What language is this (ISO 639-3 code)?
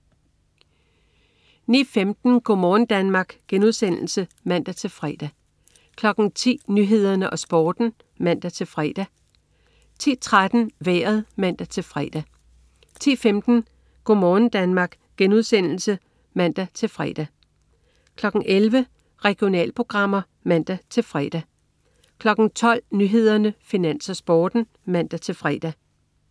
dan